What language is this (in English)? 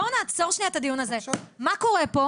Hebrew